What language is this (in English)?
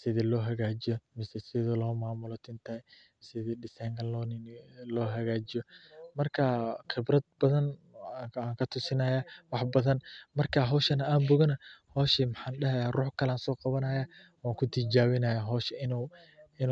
Somali